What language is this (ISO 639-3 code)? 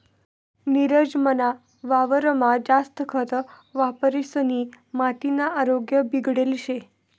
mar